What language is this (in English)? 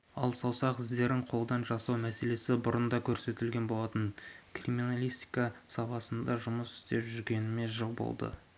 Kazakh